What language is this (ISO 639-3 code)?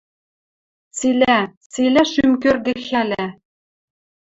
mrj